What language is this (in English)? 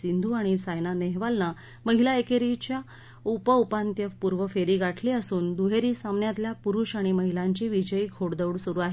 Marathi